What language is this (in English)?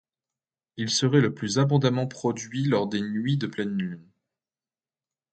French